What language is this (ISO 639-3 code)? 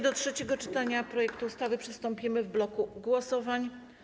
pol